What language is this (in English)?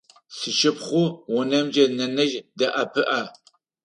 Adyghe